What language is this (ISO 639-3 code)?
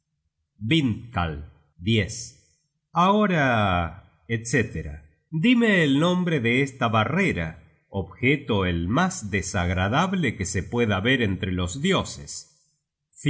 spa